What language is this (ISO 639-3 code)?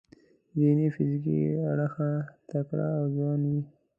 pus